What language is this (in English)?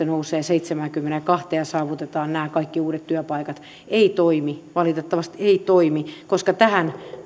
Finnish